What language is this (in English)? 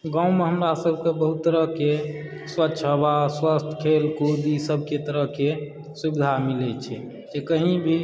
Maithili